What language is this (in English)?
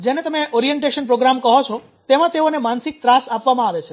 Gujarati